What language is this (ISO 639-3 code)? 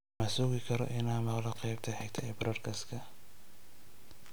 som